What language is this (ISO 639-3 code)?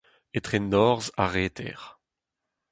bre